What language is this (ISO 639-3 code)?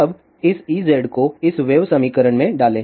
hin